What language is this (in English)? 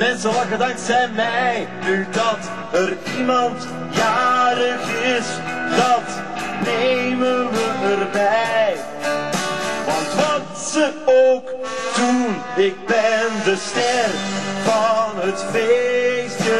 Dutch